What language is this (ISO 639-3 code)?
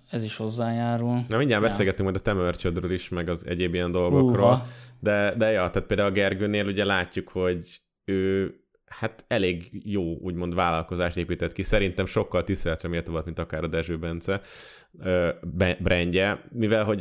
hun